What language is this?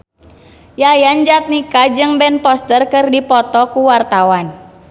Sundanese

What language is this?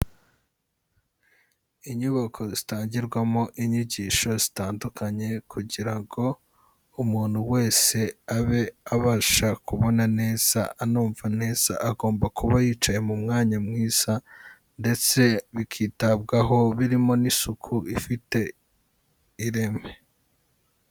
Kinyarwanda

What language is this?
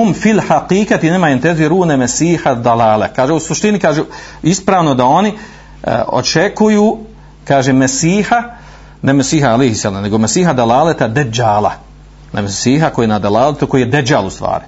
Croatian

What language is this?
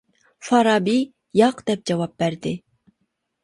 Uyghur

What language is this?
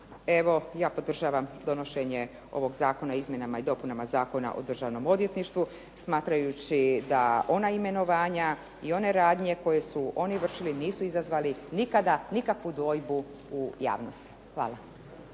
Croatian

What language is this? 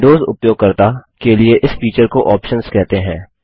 Hindi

